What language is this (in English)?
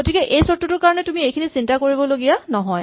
Assamese